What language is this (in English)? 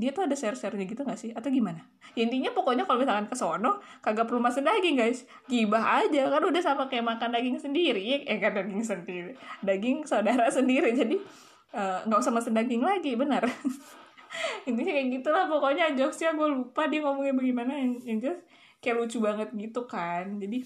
Indonesian